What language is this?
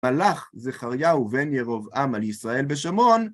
Hebrew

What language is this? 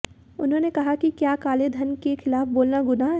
Hindi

